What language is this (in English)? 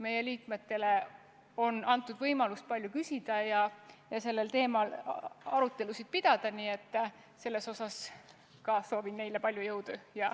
Estonian